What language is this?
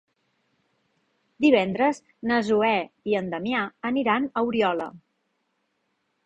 Catalan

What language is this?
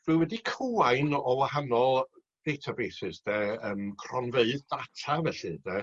Welsh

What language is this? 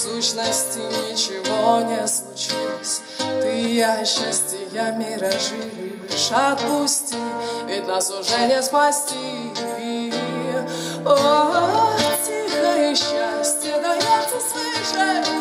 Russian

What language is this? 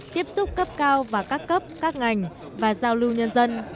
Vietnamese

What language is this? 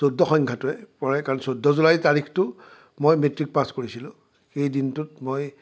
Assamese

